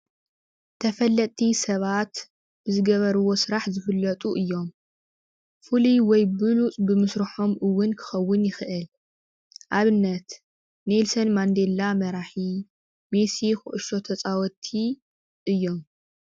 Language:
Tigrinya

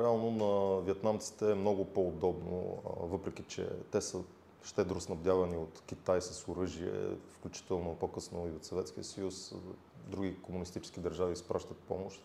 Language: Bulgarian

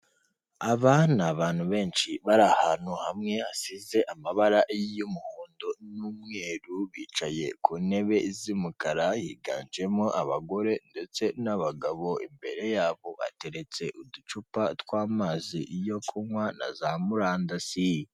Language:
Kinyarwanda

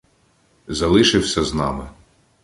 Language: Ukrainian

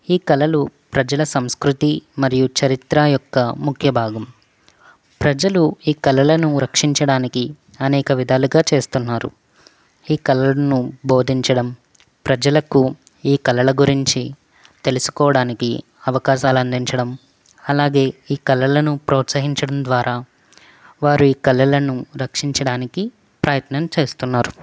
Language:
Telugu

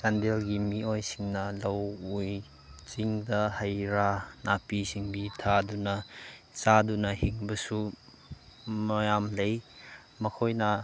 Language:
Manipuri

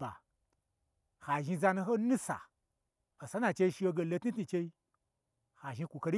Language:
Gbagyi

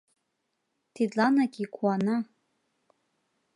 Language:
Mari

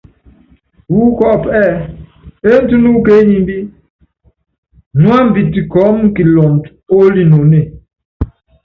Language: Yangben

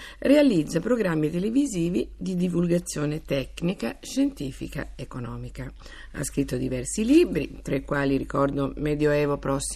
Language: Italian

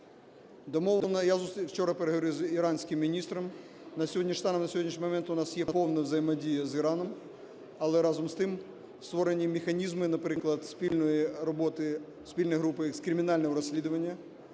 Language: Ukrainian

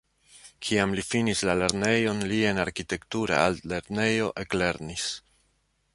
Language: Esperanto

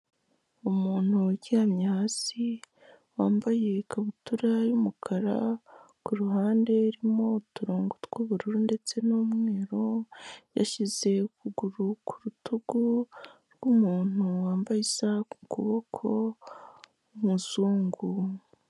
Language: Kinyarwanda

